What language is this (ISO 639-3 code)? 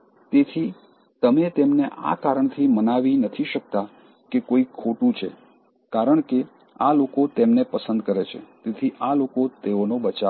guj